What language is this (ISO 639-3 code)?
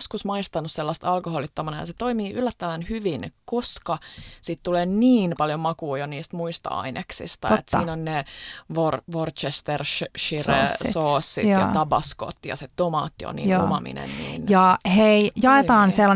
fin